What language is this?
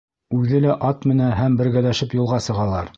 Bashkir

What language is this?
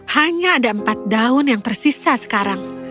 Indonesian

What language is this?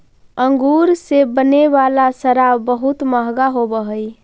Magahi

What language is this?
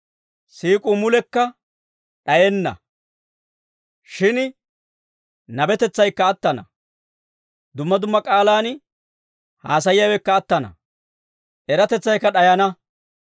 Dawro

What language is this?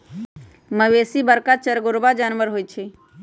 Magahi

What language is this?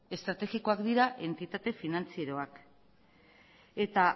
Basque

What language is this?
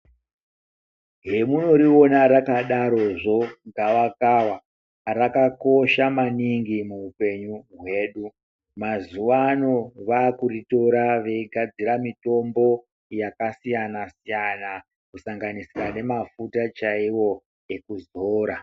Ndau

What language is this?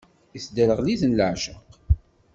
Kabyle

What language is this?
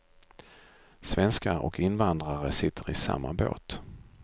Swedish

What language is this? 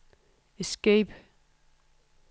Danish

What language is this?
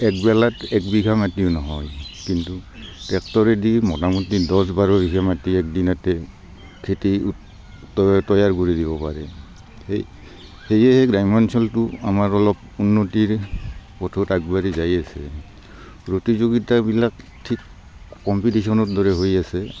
Assamese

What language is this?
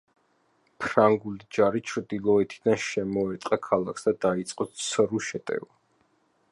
Georgian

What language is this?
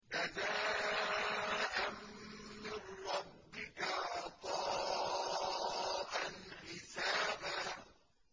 Arabic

